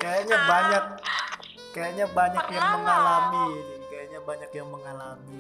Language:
Indonesian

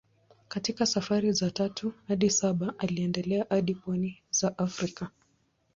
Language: Swahili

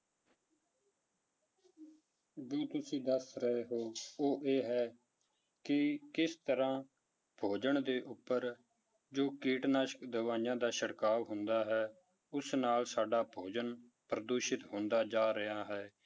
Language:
Punjabi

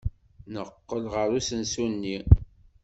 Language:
Kabyle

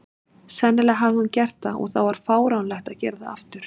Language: Icelandic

